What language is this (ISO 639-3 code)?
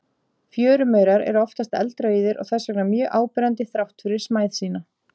isl